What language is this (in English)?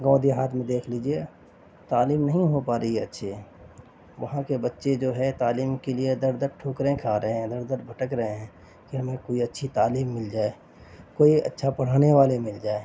Urdu